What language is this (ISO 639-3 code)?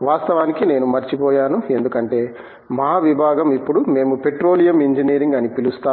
tel